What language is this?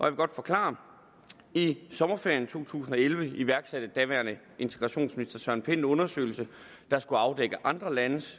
Danish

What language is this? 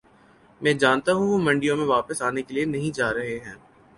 Urdu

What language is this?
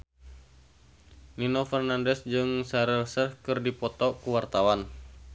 Sundanese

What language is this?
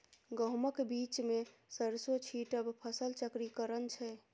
Maithili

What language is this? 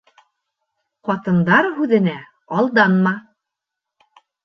Bashkir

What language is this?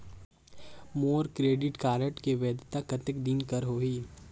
Chhattisgarhi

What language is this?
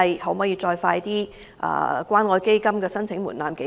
Cantonese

